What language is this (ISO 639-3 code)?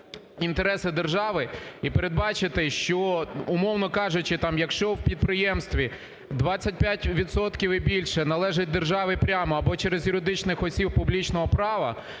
ukr